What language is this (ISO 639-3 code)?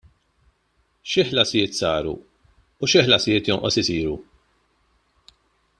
mlt